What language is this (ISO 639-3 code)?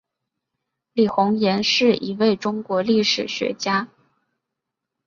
zho